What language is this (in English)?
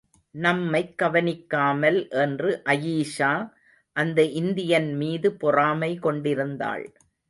Tamil